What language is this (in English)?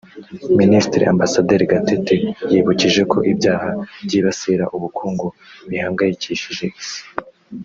Kinyarwanda